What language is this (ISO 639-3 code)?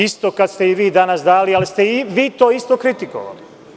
srp